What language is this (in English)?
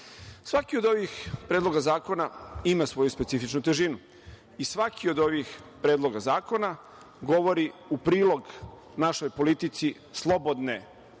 Serbian